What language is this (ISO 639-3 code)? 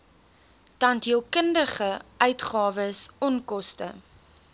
afr